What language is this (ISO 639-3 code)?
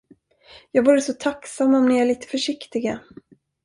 swe